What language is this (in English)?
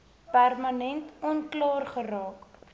Afrikaans